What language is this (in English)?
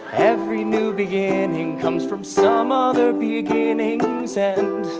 English